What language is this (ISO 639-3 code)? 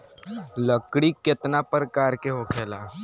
bho